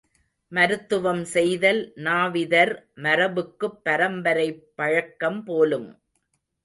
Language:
Tamil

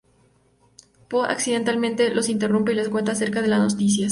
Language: Spanish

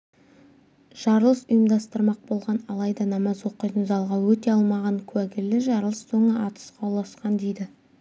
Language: Kazakh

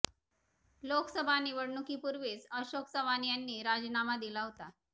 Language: Marathi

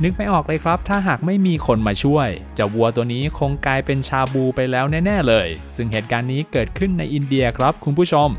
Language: Thai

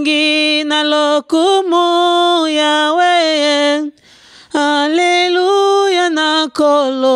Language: French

